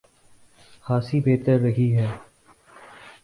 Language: Urdu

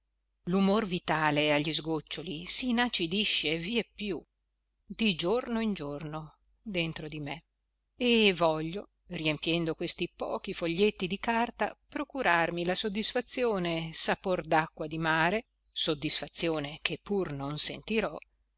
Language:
Italian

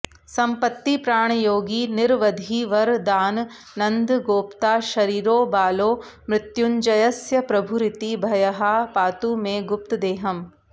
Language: Sanskrit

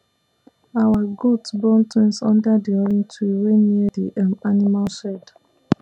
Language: Nigerian Pidgin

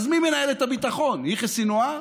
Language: Hebrew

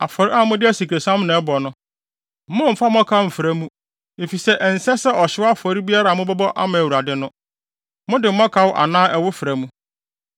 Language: Akan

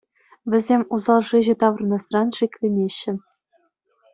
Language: Chuvash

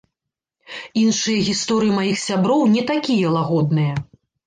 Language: Belarusian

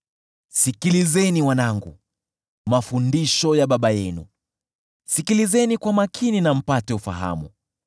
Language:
Swahili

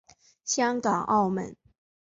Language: Chinese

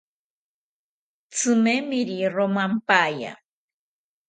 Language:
South Ucayali Ashéninka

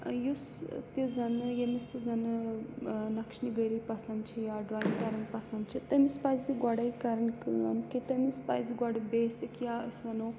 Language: Kashmiri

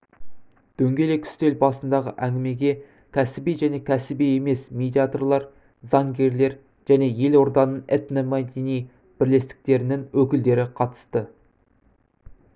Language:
Kazakh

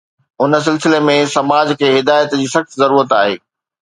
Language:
Sindhi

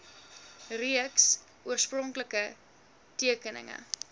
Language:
Afrikaans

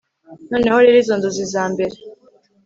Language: Kinyarwanda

